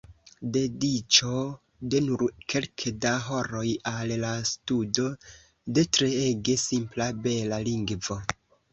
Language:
Esperanto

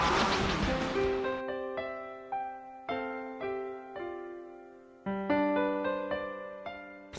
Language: Thai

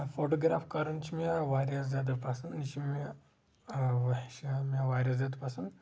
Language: Kashmiri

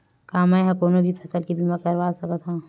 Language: Chhattisgarhi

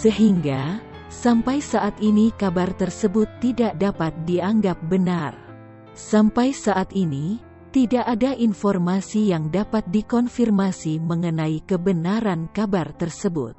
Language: Indonesian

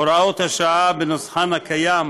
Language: Hebrew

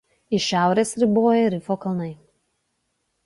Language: Lithuanian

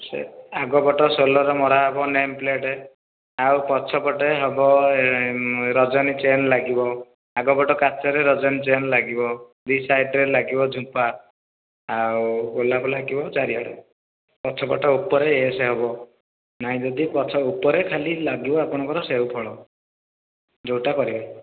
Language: Odia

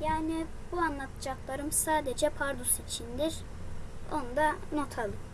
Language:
Turkish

